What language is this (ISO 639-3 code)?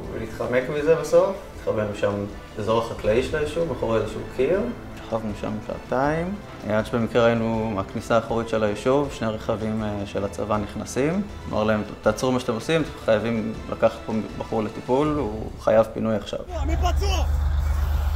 heb